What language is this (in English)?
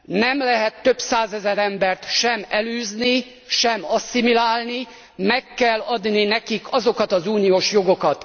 Hungarian